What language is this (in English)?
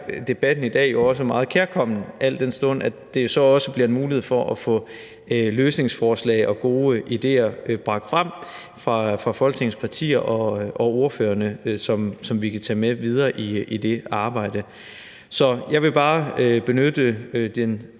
Danish